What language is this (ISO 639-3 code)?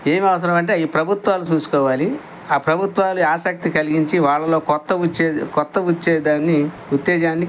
tel